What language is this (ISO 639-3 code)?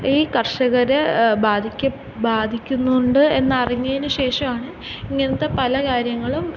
mal